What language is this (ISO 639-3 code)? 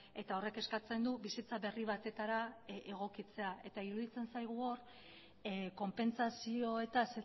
eus